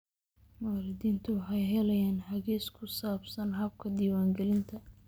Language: Somali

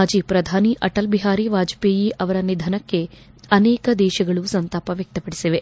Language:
Kannada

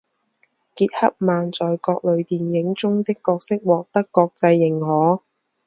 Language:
Chinese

